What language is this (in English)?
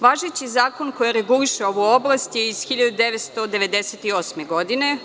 Serbian